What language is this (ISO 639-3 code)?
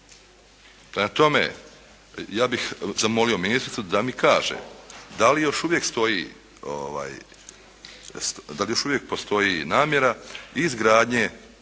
hrv